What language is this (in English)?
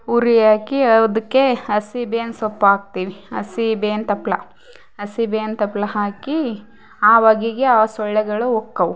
Kannada